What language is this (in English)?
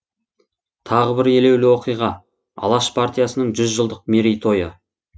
Kazakh